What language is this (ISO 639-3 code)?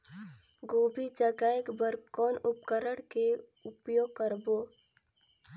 hne